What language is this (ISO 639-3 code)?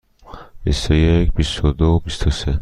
fas